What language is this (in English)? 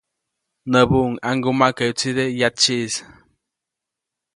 Copainalá Zoque